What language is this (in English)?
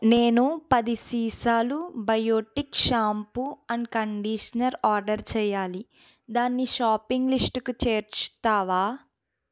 Telugu